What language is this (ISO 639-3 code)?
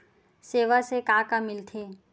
hne